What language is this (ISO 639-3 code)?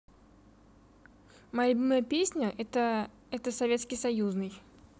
rus